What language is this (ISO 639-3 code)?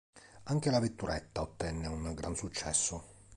ita